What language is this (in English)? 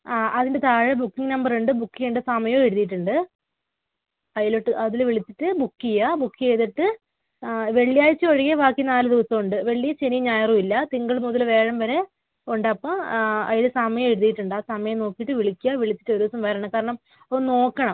Malayalam